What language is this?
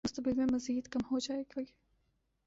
Urdu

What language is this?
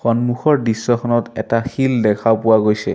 Assamese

